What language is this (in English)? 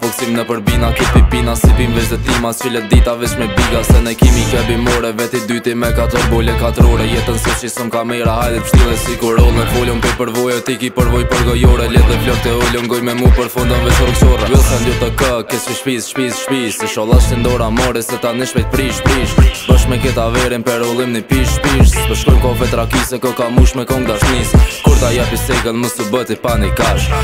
Romanian